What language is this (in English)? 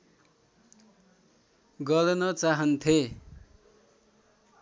Nepali